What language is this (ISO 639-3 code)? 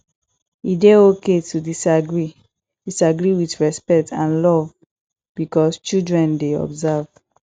pcm